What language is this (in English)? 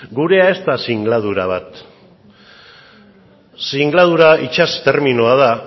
Basque